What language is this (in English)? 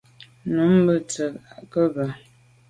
Medumba